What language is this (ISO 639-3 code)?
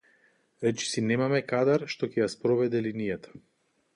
mkd